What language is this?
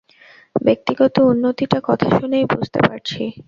Bangla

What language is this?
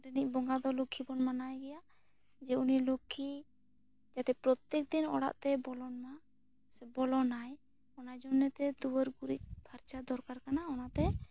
Santali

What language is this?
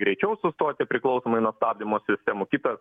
Lithuanian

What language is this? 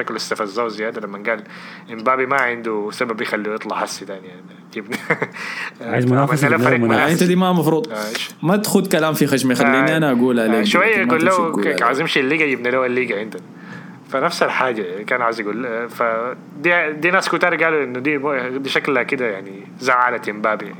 Arabic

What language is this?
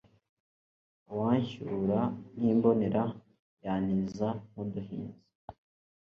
Kinyarwanda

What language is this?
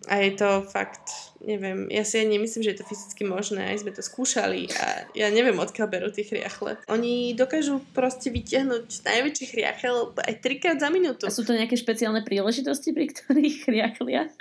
Slovak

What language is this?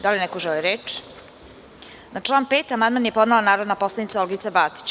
Serbian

